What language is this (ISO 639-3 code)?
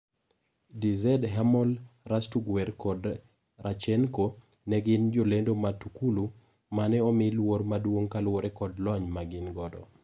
luo